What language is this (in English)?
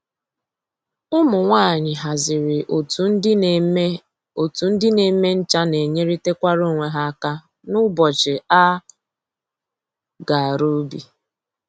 Igbo